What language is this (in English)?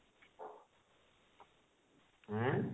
Odia